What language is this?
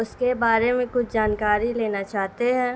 Urdu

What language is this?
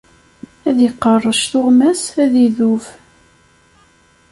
Kabyle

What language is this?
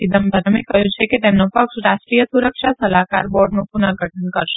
Gujarati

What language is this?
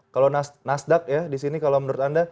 Indonesian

